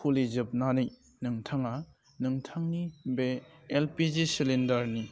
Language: Bodo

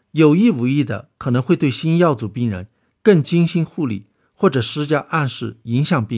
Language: Chinese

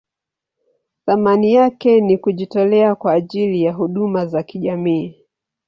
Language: Swahili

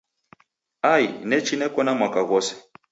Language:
Taita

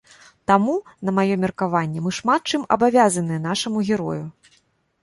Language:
Belarusian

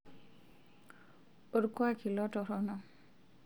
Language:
Masai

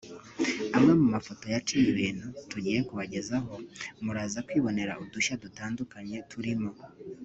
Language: Kinyarwanda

